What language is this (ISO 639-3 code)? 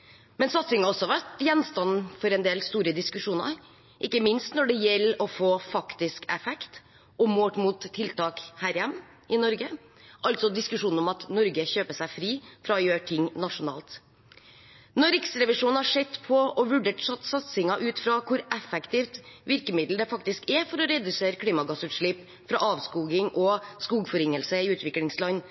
nob